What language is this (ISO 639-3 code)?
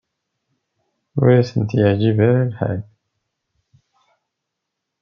kab